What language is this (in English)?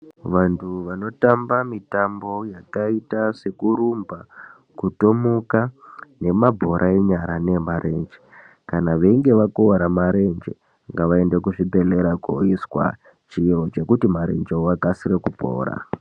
Ndau